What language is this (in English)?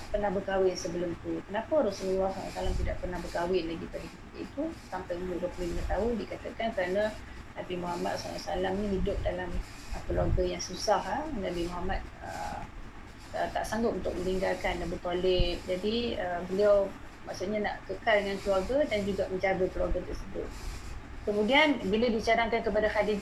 Malay